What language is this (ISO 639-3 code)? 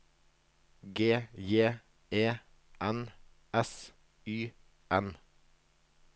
nor